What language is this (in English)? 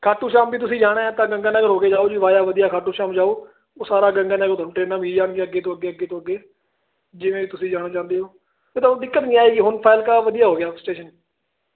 Punjabi